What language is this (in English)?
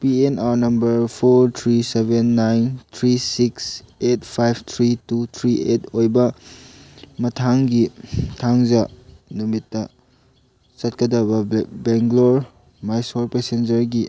Manipuri